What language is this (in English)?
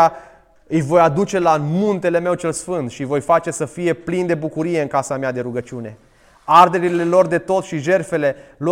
Romanian